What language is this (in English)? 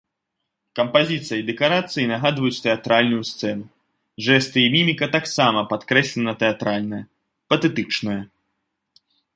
Belarusian